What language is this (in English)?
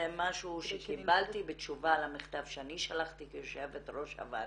Hebrew